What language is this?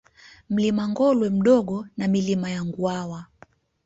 Swahili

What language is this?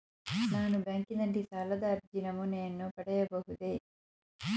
Kannada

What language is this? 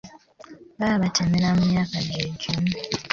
Ganda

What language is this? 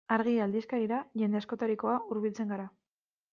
Basque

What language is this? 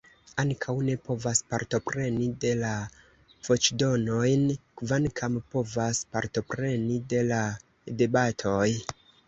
Esperanto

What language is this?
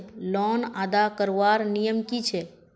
Magahi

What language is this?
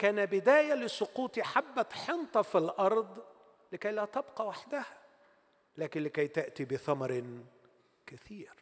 Arabic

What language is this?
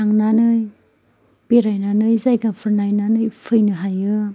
Bodo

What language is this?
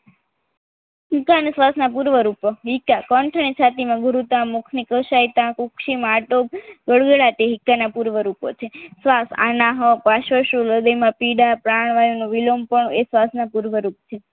Gujarati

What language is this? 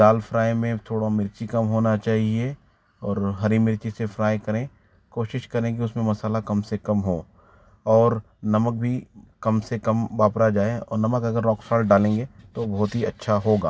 Hindi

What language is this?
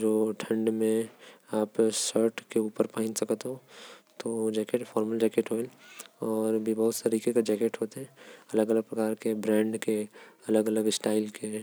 Korwa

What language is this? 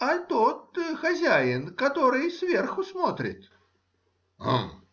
Russian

